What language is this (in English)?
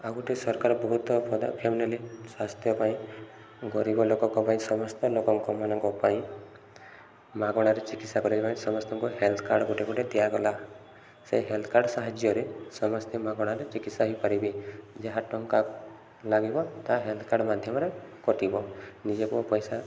Odia